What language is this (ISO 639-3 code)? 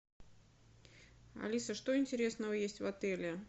rus